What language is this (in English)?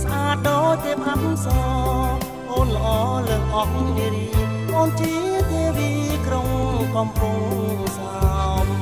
Thai